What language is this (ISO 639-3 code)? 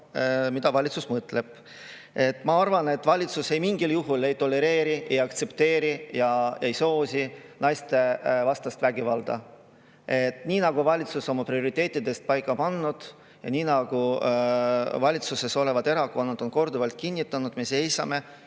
est